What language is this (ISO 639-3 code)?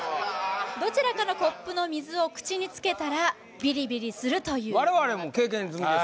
jpn